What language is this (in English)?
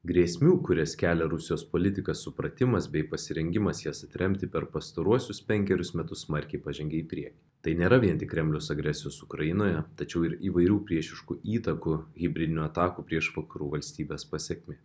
Lithuanian